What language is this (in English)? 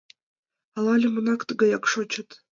Mari